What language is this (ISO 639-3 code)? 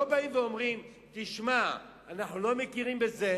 heb